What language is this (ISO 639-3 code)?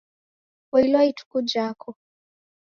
dav